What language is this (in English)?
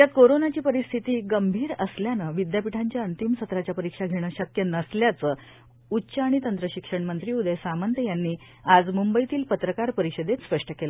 Marathi